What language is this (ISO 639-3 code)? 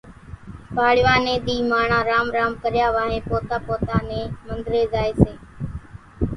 gjk